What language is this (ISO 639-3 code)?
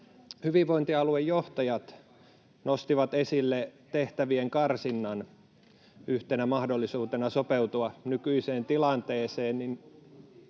fin